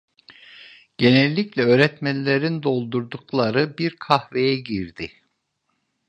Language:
Turkish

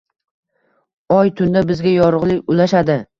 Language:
Uzbek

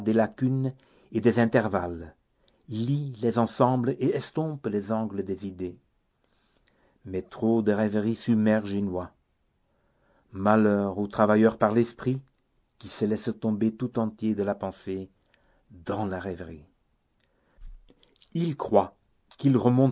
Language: French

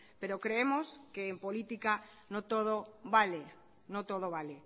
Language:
Spanish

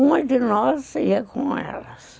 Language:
Portuguese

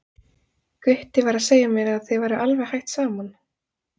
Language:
Icelandic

